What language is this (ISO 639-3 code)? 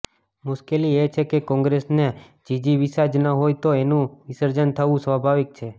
guj